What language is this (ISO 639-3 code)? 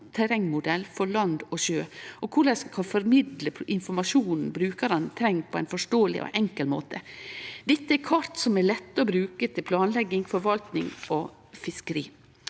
nor